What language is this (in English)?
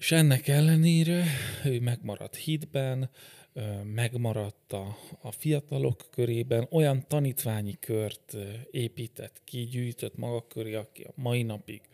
Hungarian